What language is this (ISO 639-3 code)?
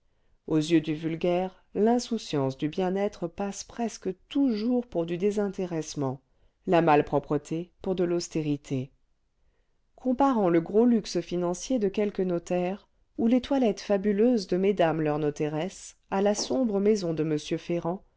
fra